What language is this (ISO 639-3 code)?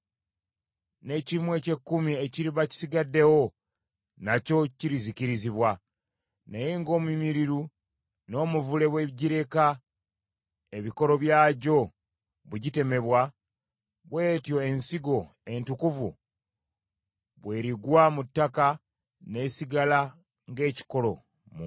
lug